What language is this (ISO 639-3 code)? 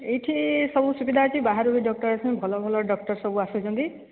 ori